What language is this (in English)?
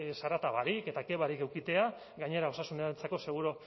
Basque